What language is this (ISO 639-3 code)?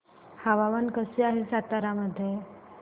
mar